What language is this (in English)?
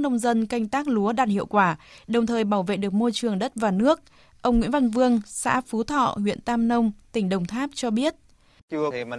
Vietnamese